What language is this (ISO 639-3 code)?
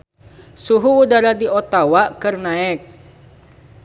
sun